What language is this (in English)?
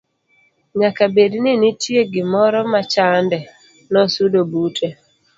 Luo (Kenya and Tanzania)